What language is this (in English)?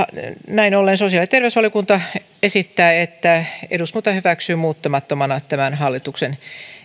Finnish